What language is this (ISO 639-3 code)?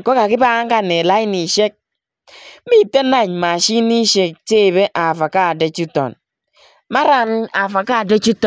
kln